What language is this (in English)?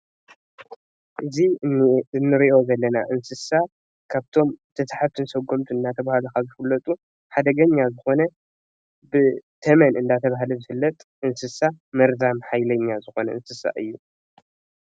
Tigrinya